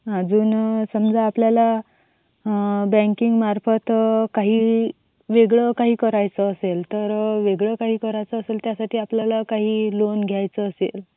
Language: Marathi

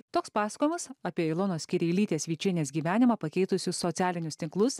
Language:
Lithuanian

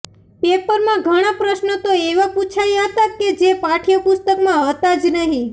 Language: Gujarati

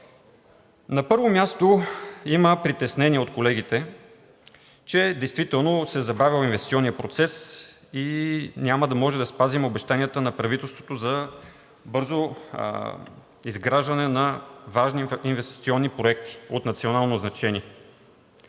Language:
Bulgarian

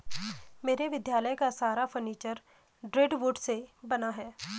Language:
Hindi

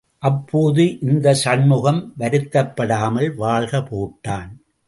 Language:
Tamil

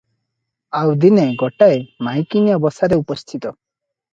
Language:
Odia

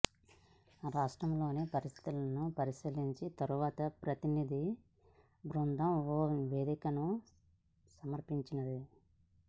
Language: Telugu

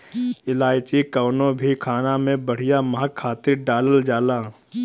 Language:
Bhojpuri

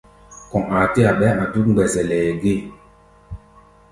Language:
Gbaya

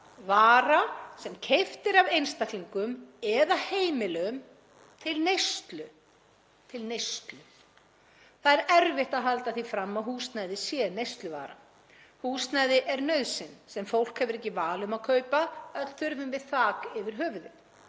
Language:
Icelandic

